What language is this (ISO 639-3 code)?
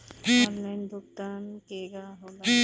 bho